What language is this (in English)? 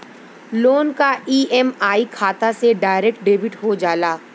Bhojpuri